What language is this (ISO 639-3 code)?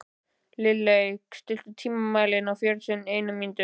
isl